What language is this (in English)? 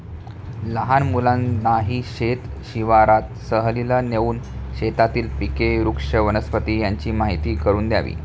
Marathi